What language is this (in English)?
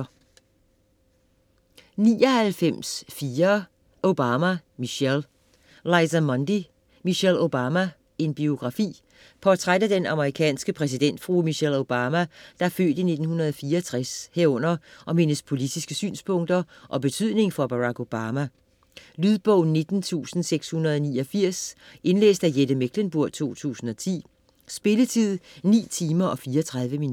Danish